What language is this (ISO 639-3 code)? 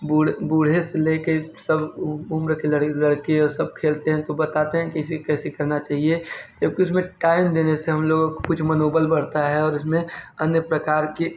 hin